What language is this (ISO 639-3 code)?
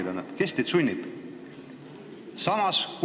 est